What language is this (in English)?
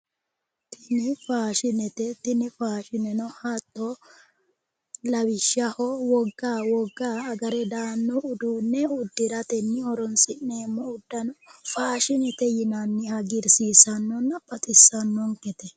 Sidamo